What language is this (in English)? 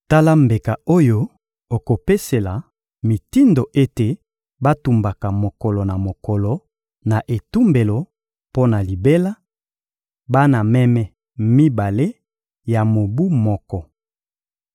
Lingala